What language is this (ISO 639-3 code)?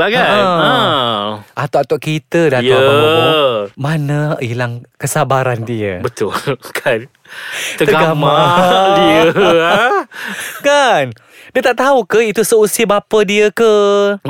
msa